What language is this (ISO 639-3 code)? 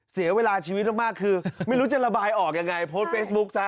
tha